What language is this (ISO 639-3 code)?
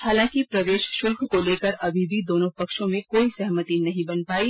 hin